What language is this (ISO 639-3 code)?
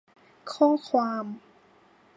tha